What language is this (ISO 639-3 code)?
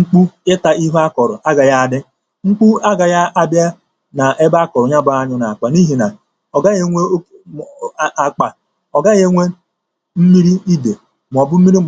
ibo